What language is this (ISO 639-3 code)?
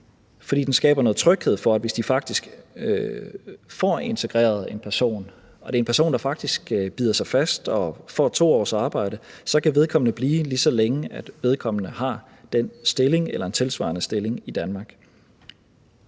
dan